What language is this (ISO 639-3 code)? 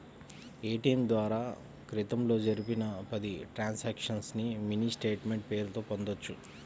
tel